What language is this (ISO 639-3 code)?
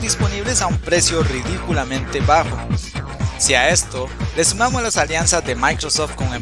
spa